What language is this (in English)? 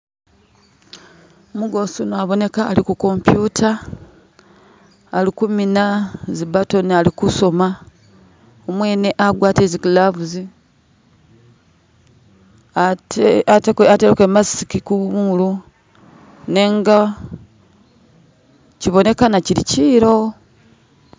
Masaaba